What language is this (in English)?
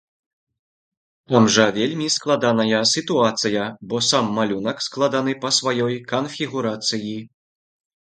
Belarusian